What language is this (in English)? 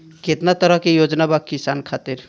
Bhojpuri